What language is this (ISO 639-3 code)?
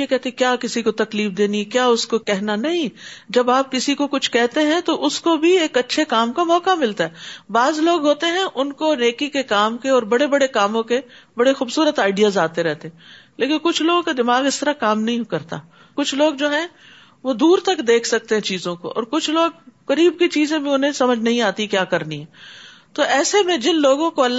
urd